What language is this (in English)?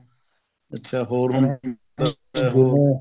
Punjabi